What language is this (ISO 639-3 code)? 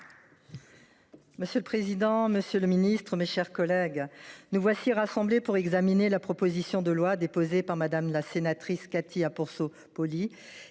fra